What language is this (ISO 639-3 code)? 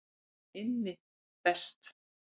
isl